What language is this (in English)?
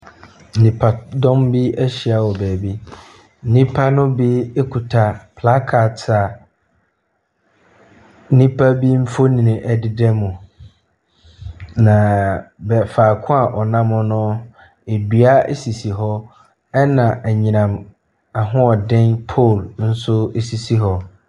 Akan